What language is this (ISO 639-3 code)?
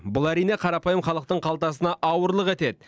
kaz